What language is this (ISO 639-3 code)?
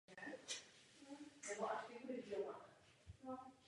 ces